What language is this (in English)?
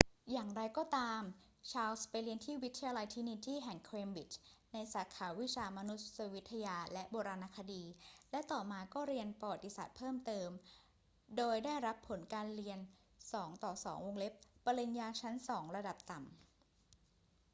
Thai